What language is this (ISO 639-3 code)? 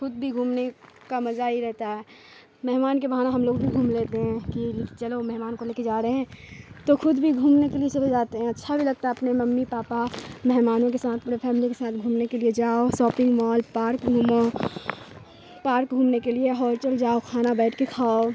urd